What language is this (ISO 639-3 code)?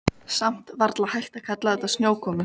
isl